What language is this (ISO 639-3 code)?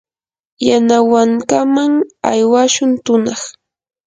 qur